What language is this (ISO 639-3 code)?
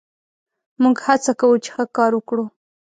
pus